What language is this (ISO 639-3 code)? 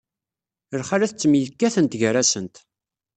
kab